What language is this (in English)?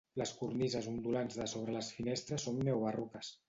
Catalan